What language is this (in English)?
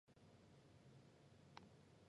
Chinese